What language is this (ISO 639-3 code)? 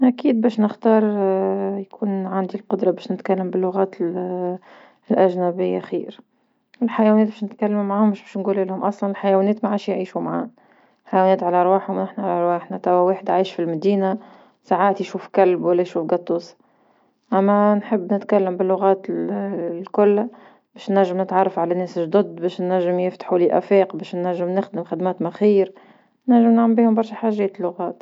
aeb